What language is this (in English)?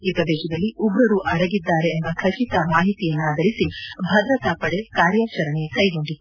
Kannada